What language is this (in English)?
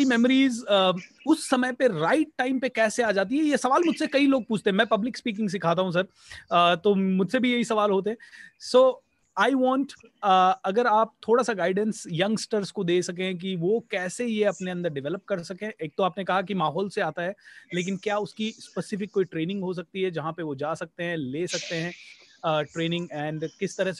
Hindi